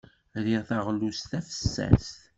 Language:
Kabyle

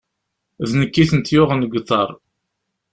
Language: Kabyle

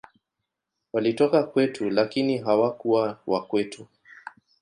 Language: Swahili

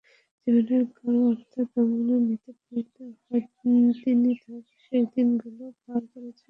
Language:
Bangla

